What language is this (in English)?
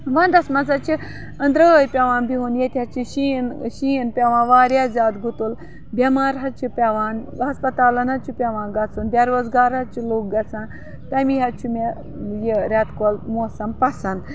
Kashmiri